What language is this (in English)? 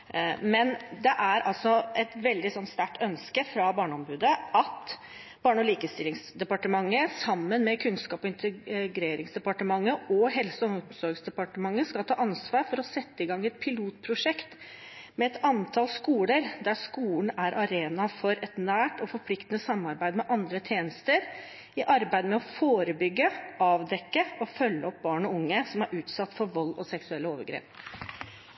Norwegian Bokmål